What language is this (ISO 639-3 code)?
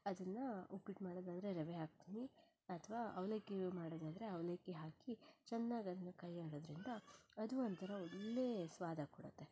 kan